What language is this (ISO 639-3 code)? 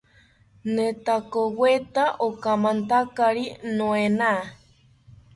cpy